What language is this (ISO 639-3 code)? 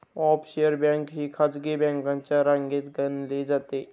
mar